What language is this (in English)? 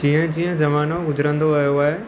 Sindhi